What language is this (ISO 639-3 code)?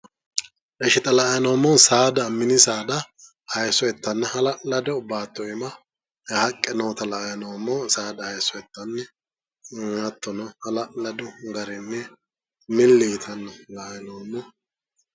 sid